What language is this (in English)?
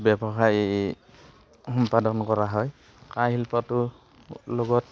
Assamese